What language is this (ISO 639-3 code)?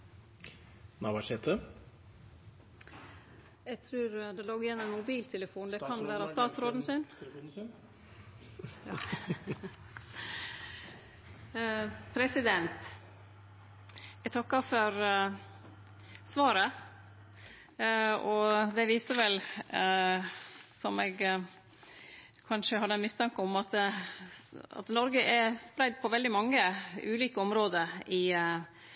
nno